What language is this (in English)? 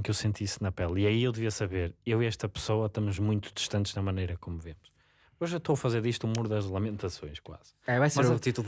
Portuguese